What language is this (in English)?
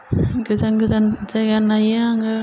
Bodo